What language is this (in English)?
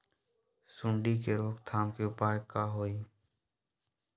Magahi